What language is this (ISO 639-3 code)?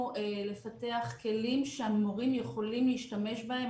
heb